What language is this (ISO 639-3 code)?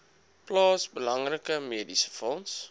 afr